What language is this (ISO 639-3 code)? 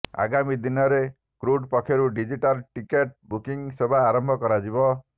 ori